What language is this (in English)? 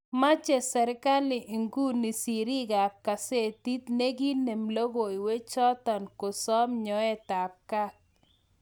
Kalenjin